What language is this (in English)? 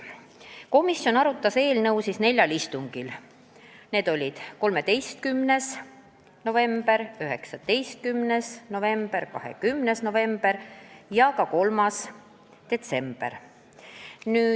Estonian